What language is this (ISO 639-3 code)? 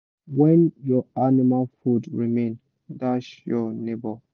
pcm